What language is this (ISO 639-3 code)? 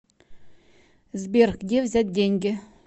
rus